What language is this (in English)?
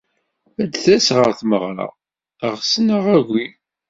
Kabyle